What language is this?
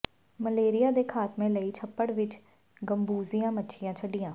Punjabi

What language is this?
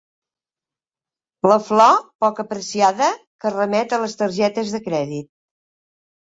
Catalan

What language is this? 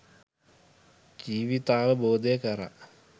Sinhala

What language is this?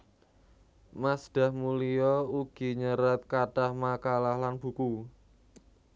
Javanese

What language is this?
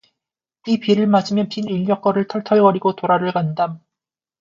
Korean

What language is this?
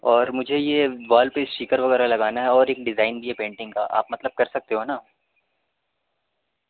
Urdu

